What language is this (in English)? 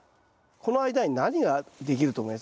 Japanese